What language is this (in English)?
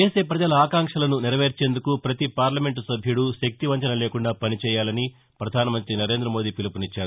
Telugu